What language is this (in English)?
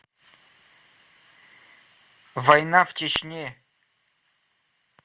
Russian